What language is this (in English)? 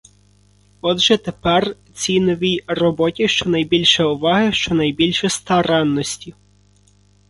Ukrainian